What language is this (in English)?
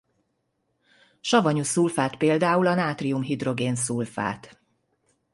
Hungarian